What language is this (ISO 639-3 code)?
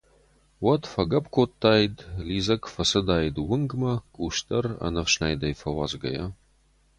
oss